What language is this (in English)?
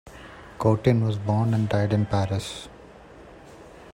English